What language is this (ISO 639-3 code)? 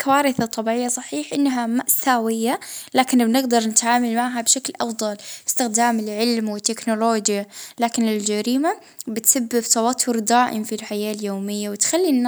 ayl